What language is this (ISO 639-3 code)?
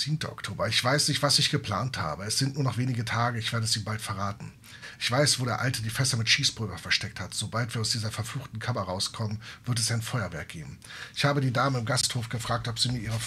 deu